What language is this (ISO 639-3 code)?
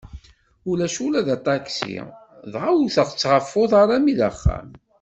kab